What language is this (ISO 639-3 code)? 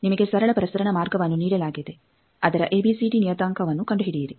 kan